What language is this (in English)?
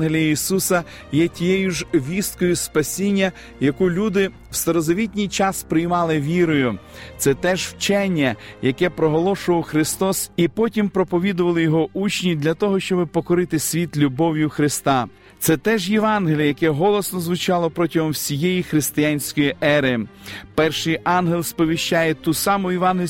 Ukrainian